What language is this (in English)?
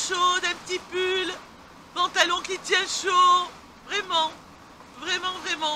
French